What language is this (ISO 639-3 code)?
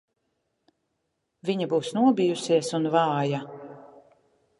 lav